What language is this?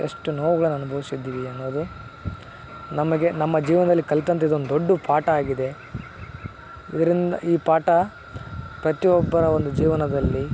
Kannada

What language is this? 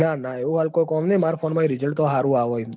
Gujarati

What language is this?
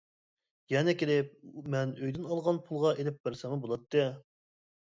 Uyghur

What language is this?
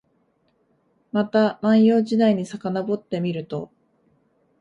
Japanese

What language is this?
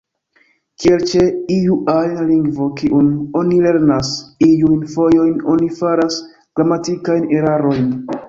Esperanto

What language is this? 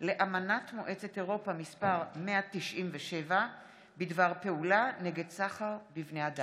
Hebrew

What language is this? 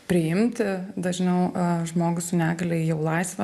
Lithuanian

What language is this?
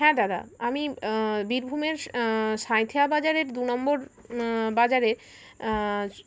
Bangla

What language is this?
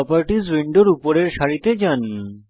Bangla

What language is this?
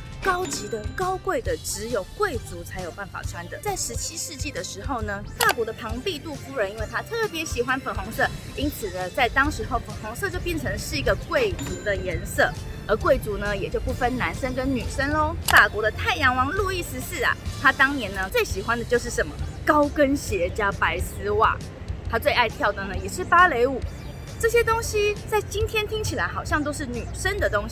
Chinese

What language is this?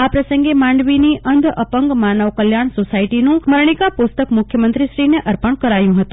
Gujarati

